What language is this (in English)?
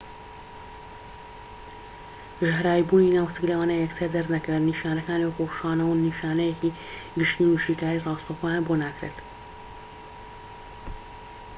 Central Kurdish